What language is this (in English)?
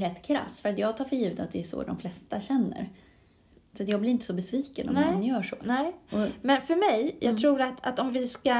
Swedish